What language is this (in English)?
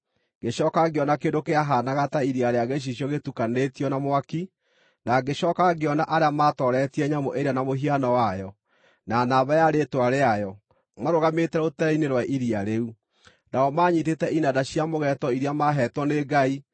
Kikuyu